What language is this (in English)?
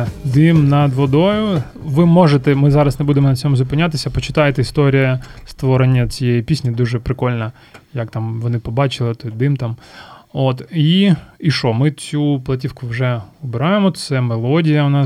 Ukrainian